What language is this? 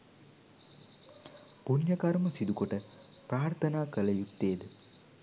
Sinhala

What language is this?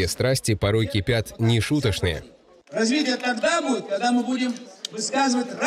Russian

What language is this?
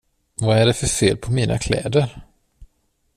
Swedish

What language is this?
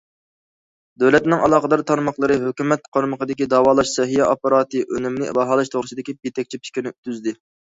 Uyghur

